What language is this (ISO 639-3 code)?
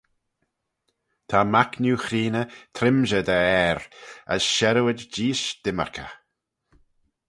glv